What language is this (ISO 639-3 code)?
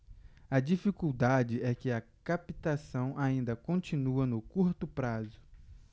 por